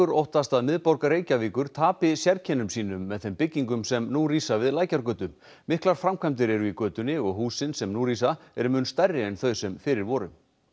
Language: Icelandic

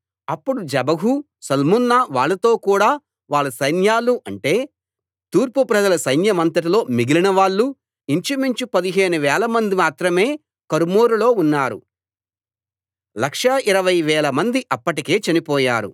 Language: Telugu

